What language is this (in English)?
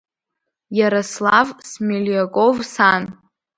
Abkhazian